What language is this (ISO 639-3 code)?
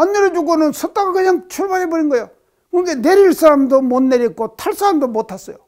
kor